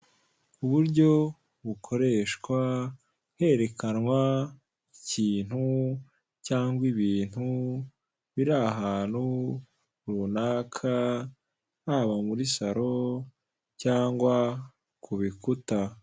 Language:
Kinyarwanda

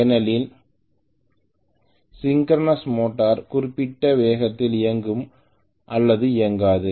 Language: Tamil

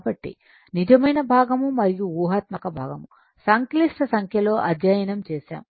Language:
Telugu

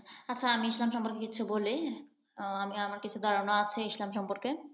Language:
Bangla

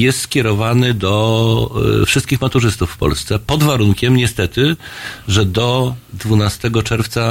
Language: Polish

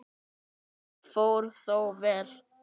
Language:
Icelandic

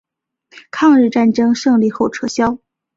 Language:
Chinese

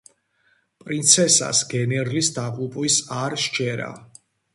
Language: Georgian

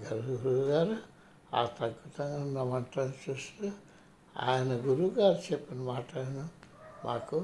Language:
Telugu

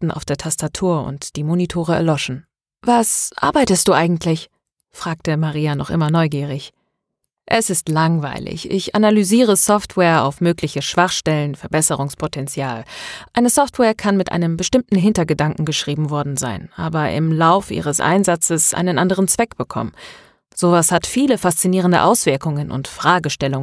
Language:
German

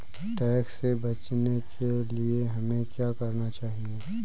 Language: Hindi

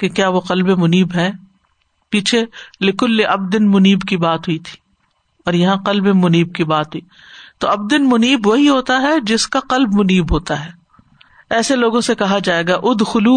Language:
Urdu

